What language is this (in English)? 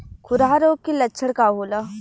Bhojpuri